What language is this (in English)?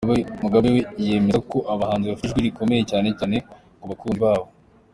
Kinyarwanda